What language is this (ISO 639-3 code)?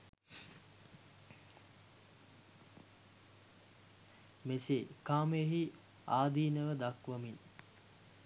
sin